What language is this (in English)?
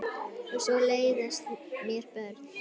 Icelandic